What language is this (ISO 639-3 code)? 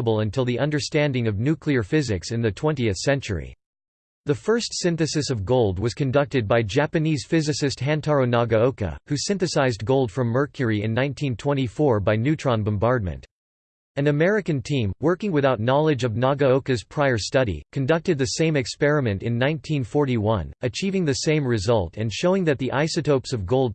eng